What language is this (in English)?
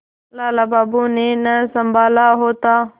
Hindi